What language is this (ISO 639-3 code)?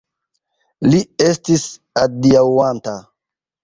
epo